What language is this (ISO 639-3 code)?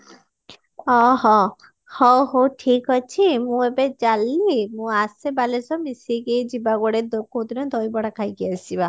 ori